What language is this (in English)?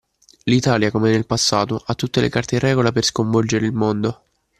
Italian